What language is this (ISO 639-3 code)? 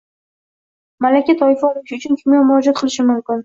uzb